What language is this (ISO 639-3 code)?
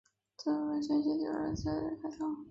zho